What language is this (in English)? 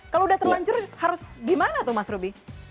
Indonesian